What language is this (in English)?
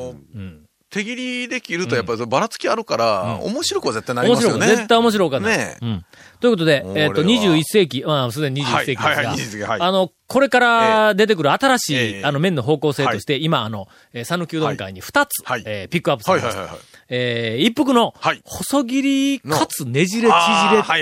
Japanese